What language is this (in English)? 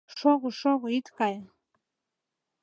Mari